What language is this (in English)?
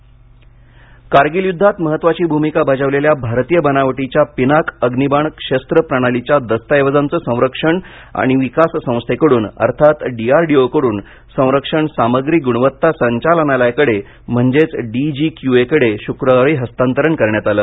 Marathi